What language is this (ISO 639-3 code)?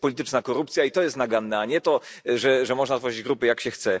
pol